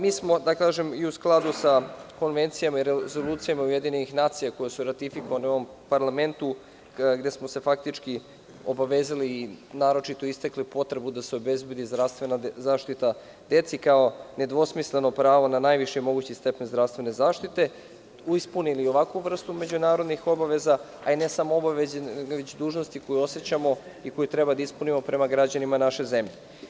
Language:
Serbian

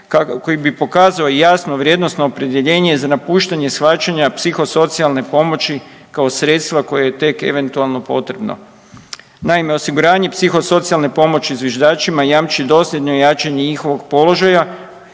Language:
Croatian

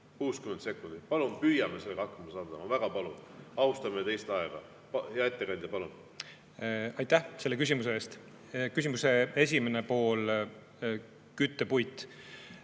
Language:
Estonian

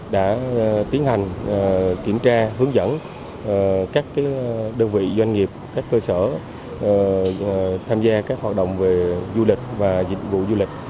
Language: Vietnamese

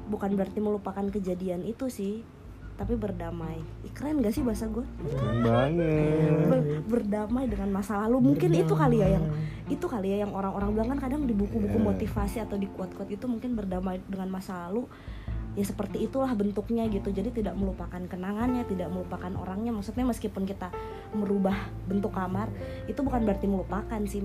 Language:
Indonesian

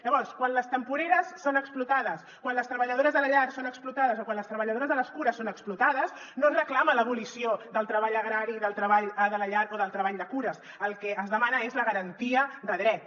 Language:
Catalan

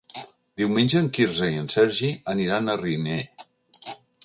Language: Catalan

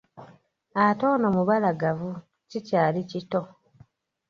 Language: Ganda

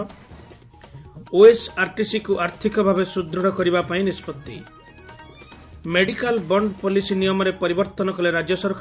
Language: Odia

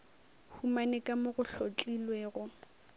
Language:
Northern Sotho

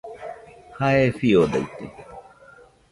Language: Nüpode Huitoto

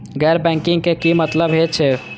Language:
Maithili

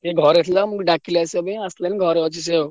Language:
Odia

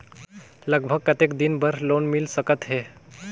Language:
Chhattisgarhi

